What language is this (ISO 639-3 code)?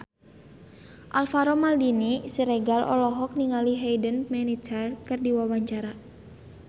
sun